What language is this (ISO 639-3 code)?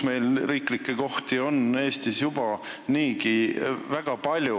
est